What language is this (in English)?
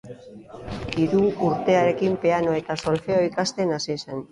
Basque